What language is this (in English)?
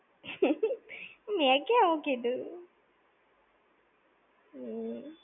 Gujarati